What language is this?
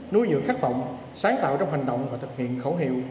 Vietnamese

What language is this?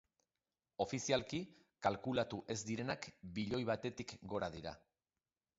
Basque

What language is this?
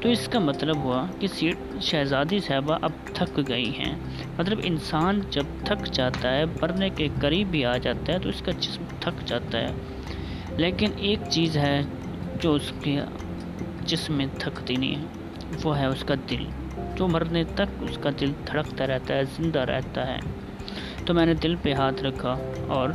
Urdu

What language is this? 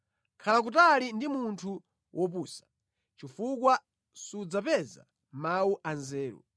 Nyanja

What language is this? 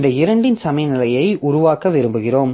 Tamil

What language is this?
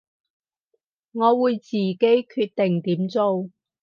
Cantonese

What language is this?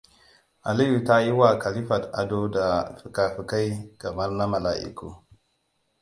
Hausa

